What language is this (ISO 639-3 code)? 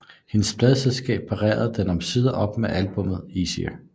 dan